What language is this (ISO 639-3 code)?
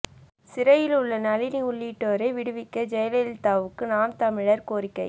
tam